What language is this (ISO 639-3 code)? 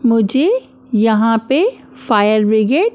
hin